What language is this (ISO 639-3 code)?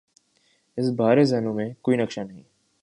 urd